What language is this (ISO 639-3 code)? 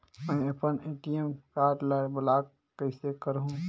hne